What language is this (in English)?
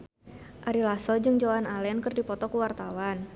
Sundanese